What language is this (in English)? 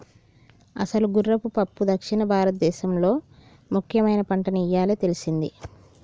Telugu